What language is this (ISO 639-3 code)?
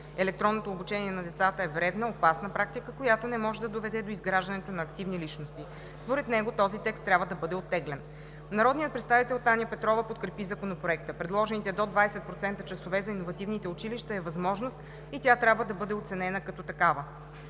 bul